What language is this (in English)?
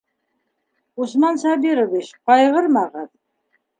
Bashkir